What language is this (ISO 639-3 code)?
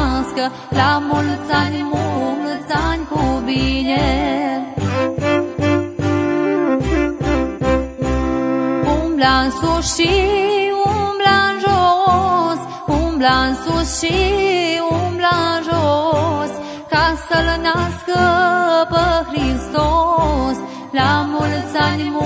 ron